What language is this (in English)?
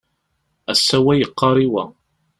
Kabyle